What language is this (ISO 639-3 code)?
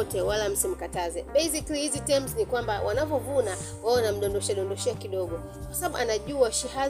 swa